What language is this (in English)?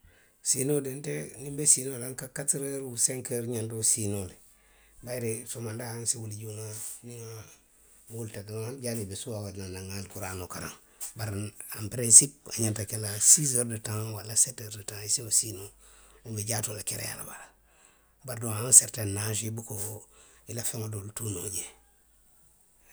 Western Maninkakan